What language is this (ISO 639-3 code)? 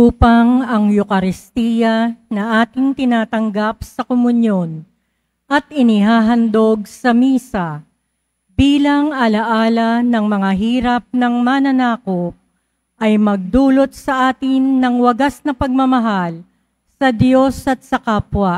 fil